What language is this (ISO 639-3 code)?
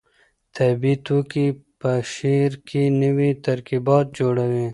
pus